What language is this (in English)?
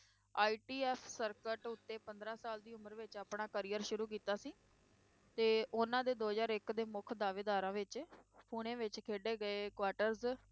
Punjabi